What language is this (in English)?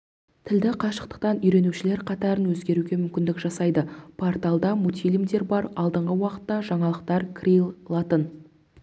Kazakh